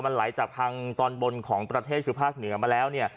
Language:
Thai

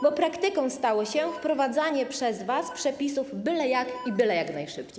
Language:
Polish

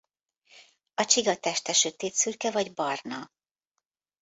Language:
Hungarian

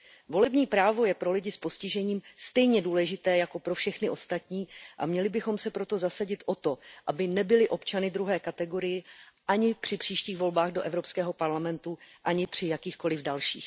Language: Czech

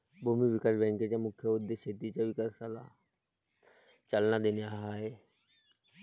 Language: Marathi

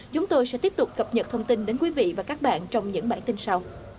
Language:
Vietnamese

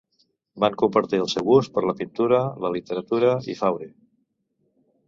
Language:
Catalan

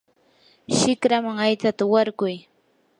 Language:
Yanahuanca Pasco Quechua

